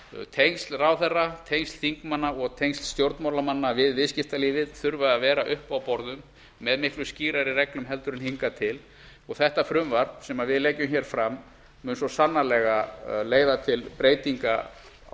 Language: Icelandic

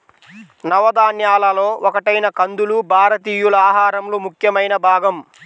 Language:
Telugu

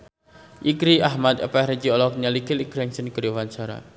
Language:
Sundanese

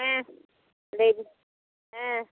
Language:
Santali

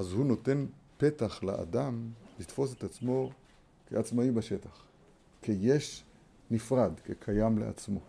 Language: Hebrew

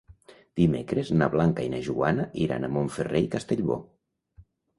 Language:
Catalan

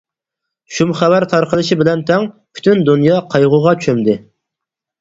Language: Uyghur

